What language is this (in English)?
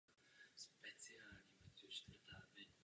Czech